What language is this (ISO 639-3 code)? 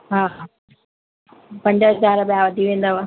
snd